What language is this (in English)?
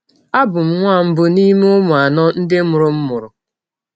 Igbo